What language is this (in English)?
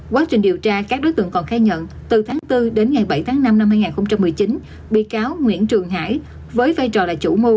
Vietnamese